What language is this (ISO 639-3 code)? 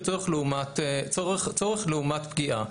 heb